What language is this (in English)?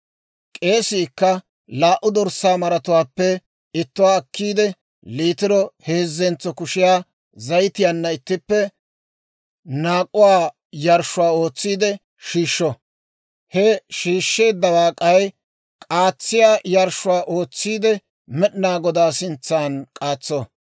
Dawro